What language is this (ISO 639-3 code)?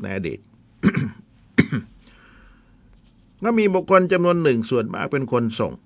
tha